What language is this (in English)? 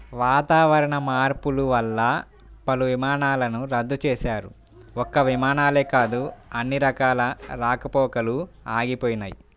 Telugu